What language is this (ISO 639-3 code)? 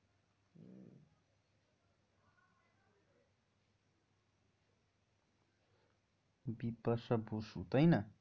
ben